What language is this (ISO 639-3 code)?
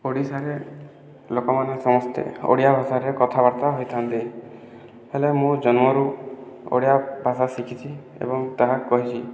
ori